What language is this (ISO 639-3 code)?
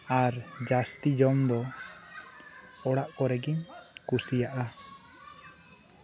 sat